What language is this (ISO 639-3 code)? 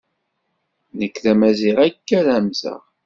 kab